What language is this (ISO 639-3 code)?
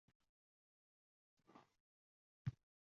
uzb